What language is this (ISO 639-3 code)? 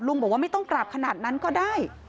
tha